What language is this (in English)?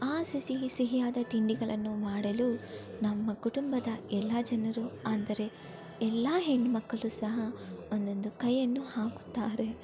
Kannada